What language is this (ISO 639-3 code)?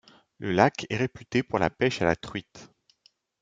fra